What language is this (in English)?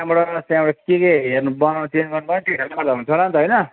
Nepali